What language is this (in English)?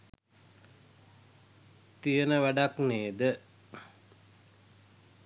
Sinhala